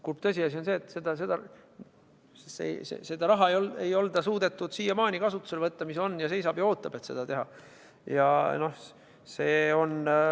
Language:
Estonian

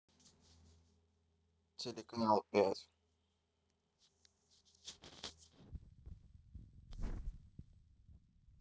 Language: Russian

